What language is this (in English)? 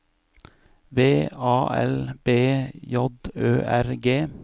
Norwegian